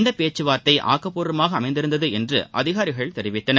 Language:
Tamil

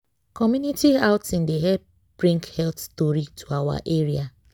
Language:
Nigerian Pidgin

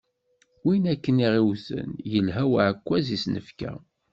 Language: Kabyle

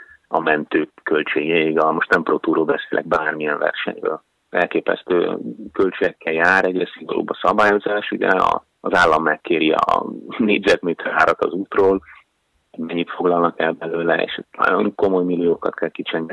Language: Hungarian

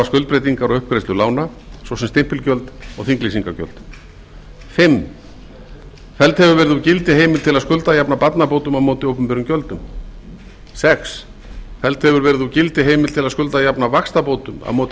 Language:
Icelandic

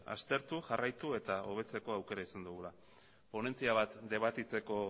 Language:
Basque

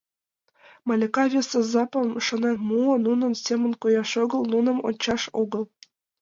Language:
Mari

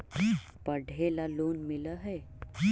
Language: Magahi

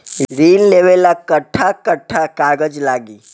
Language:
Bhojpuri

